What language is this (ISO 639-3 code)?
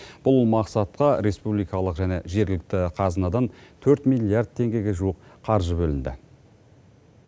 kaz